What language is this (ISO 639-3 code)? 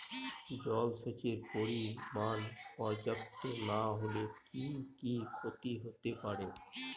ben